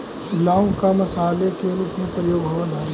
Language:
Magahi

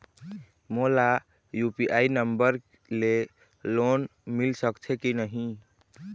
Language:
Chhattisgarhi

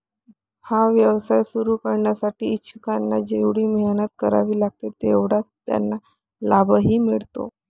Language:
Marathi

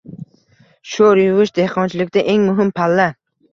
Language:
Uzbek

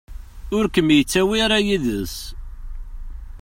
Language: Kabyle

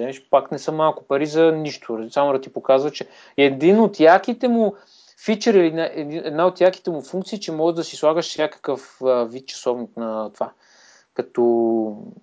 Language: Bulgarian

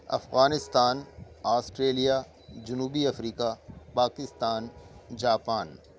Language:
Urdu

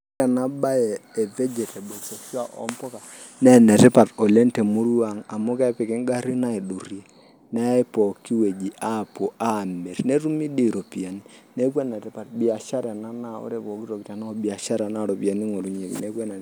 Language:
Masai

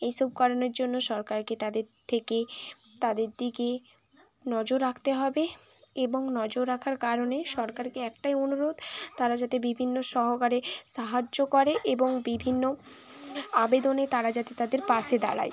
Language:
Bangla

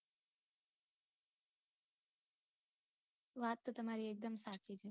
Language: Gujarati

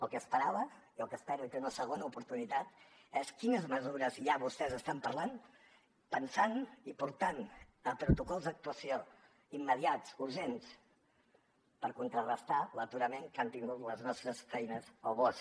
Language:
Catalan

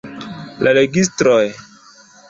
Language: Esperanto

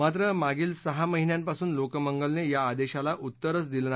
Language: Marathi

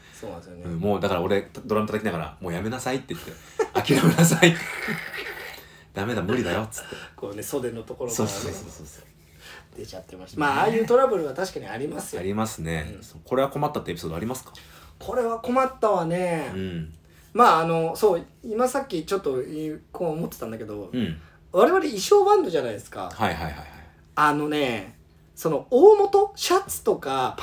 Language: Japanese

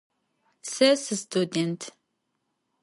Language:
Adyghe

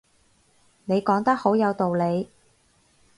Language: Cantonese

